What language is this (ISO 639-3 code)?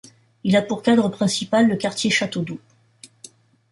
fra